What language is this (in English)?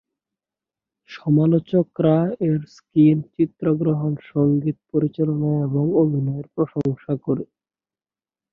Bangla